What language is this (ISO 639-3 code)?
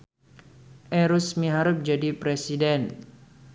sun